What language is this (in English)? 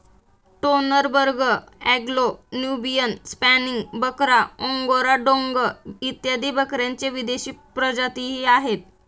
Marathi